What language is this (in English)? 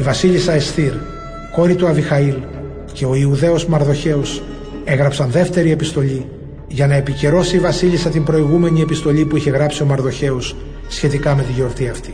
Greek